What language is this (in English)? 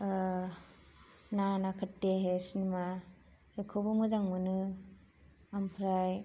Bodo